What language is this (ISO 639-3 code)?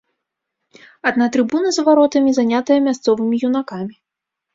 bel